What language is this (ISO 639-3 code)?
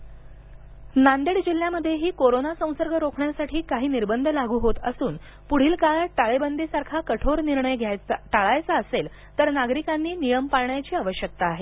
mar